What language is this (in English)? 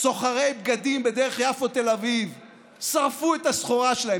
Hebrew